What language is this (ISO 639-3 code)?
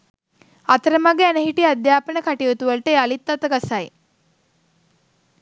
sin